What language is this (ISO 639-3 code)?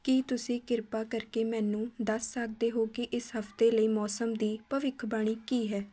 pan